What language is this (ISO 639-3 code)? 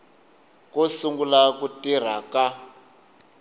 tso